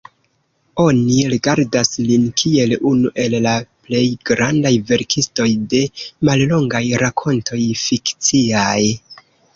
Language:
Esperanto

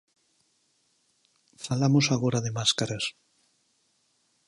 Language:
Galician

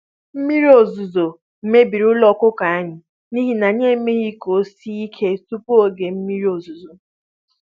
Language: Igbo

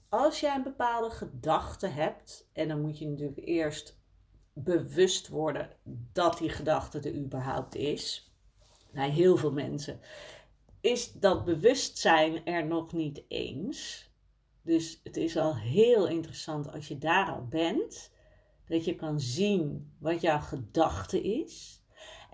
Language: Dutch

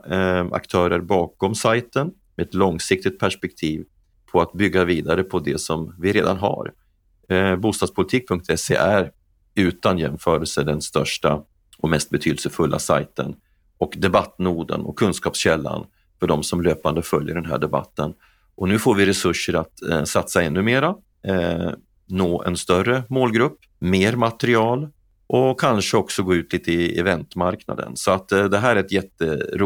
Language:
Swedish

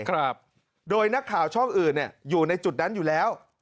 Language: Thai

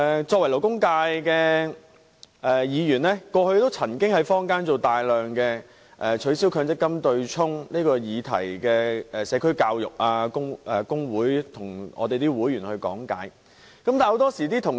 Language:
Cantonese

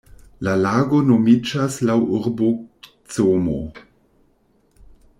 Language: Esperanto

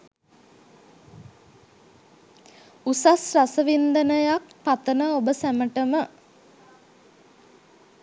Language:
Sinhala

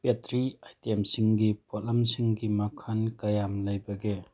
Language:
Manipuri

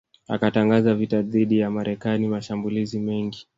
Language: Swahili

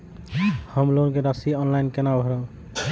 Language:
Maithili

